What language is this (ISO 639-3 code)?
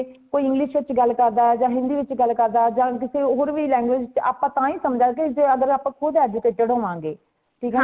pan